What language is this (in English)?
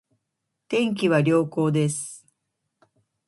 Japanese